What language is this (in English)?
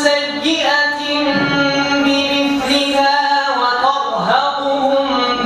Arabic